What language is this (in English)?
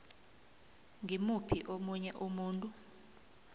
South Ndebele